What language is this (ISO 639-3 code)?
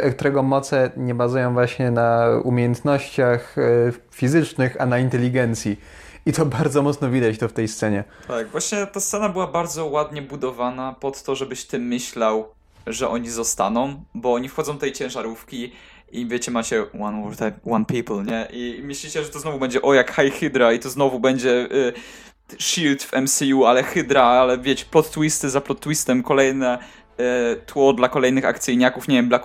pol